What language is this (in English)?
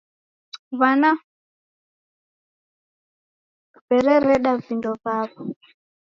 Taita